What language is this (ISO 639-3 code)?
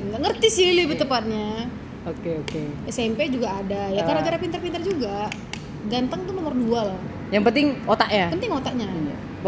ind